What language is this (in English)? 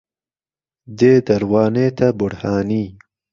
Central Kurdish